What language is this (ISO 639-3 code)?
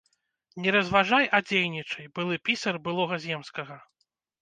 bel